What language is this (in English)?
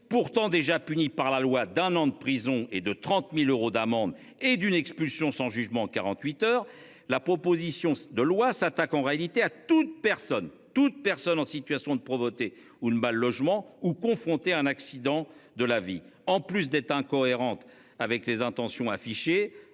French